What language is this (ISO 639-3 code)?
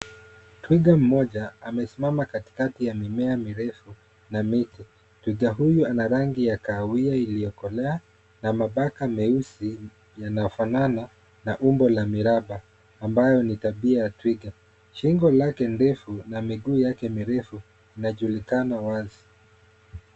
swa